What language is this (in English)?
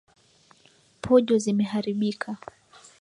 Swahili